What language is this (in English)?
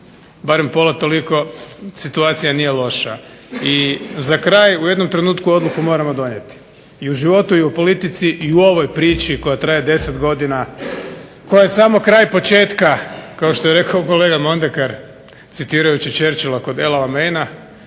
Croatian